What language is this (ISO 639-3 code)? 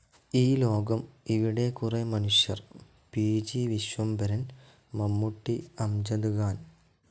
mal